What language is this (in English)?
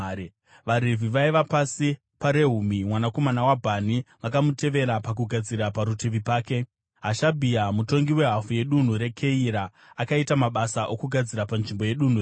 Shona